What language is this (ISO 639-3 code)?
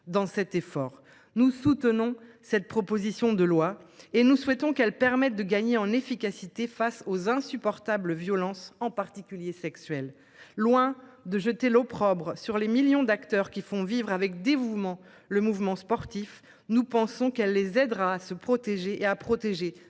fra